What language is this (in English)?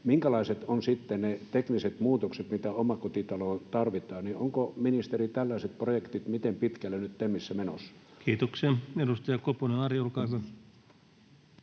Finnish